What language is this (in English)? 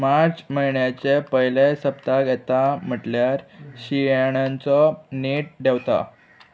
Konkani